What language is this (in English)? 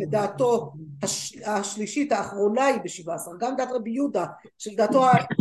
Hebrew